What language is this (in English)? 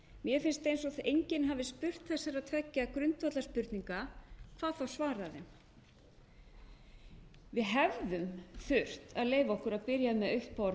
Icelandic